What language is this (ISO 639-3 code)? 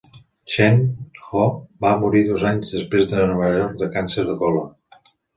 cat